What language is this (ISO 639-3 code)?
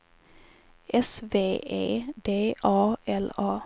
swe